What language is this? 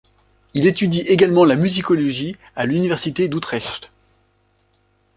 French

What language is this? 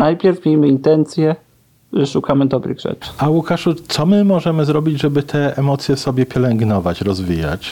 Polish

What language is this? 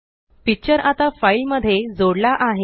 Marathi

